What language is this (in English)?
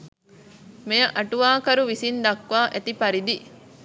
Sinhala